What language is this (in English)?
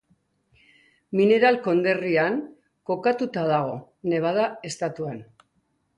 Basque